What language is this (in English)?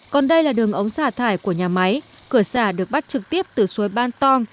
Vietnamese